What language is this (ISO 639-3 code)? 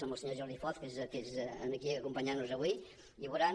cat